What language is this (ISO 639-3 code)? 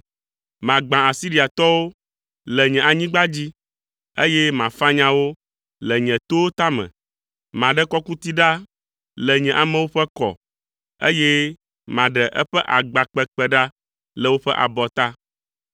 ewe